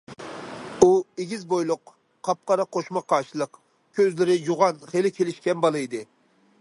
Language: Uyghur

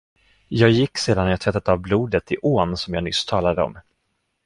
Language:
Swedish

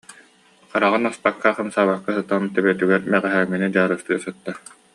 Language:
Yakut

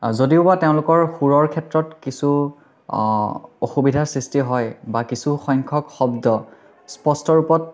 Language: Assamese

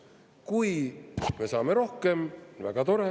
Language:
Estonian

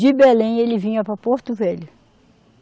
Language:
Portuguese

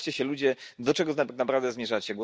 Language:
Polish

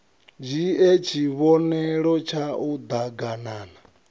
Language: Venda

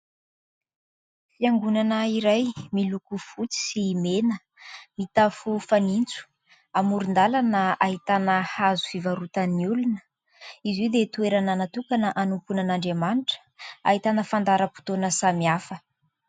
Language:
Malagasy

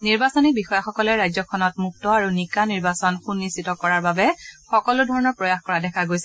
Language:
Assamese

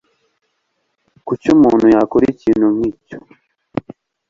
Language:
Kinyarwanda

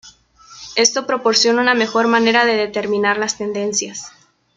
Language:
Spanish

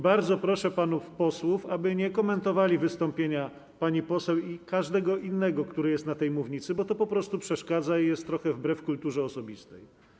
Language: Polish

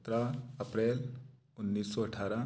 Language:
Hindi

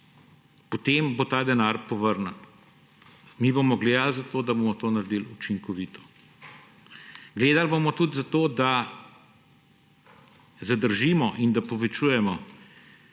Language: Slovenian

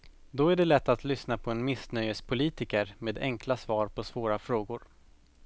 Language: Swedish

